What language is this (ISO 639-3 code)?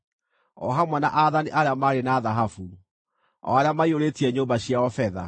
kik